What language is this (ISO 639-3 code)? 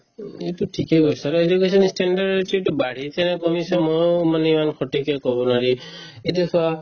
asm